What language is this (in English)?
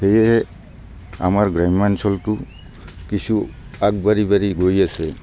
Assamese